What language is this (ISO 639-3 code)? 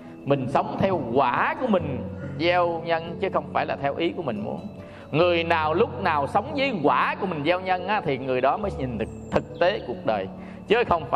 vie